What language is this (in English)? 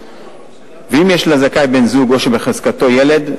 Hebrew